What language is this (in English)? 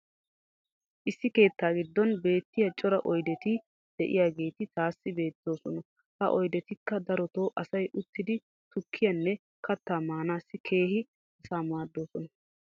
Wolaytta